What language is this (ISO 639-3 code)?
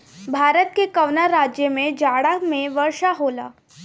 bho